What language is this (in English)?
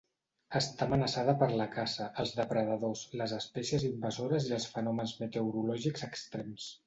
Catalan